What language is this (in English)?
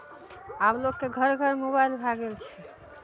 Maithili